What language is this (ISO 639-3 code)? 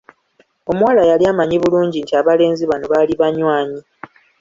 lug